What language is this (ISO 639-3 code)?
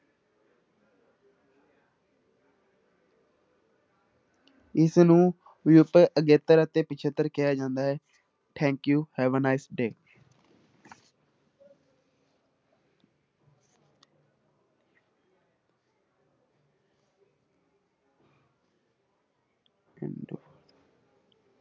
pan